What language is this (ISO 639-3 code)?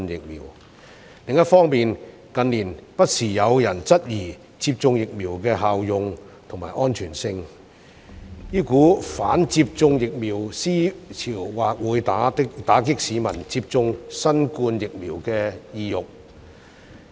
yue